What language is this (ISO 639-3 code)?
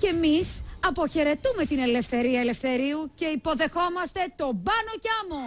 ell